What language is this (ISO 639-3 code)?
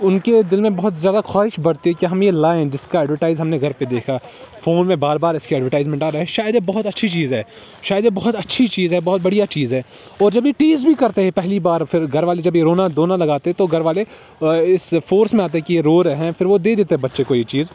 urd